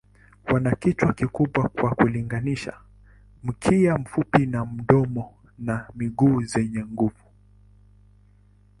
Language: Swahili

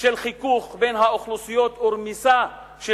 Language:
Hebrew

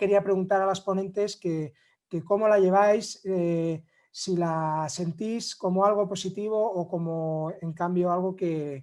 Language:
Spanish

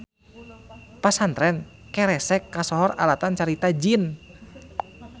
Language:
Sundanese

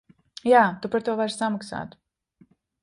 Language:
Latvian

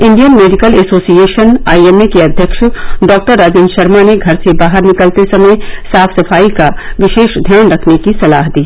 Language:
Hindi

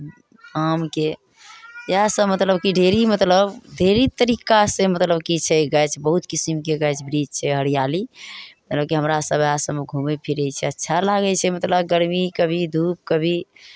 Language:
Maithili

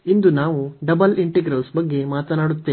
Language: Kannada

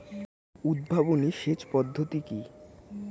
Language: Bangla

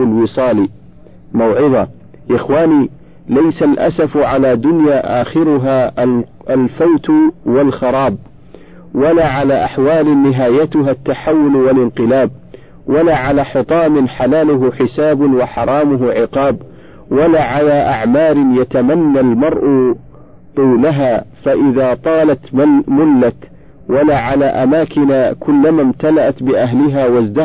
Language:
Arabic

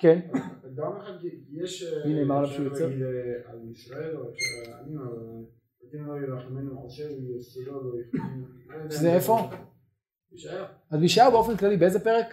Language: Hebrew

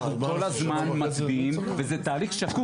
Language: Hebrew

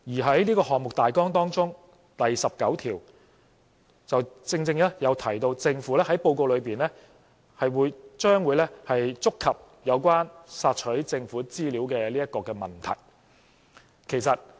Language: Cantonese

